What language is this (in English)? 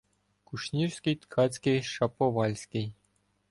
Ukrainian